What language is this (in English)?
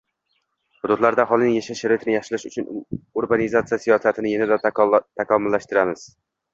Uzbek